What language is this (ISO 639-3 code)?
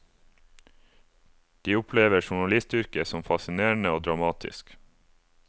nor